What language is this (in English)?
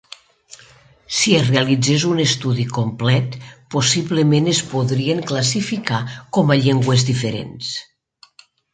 Catalan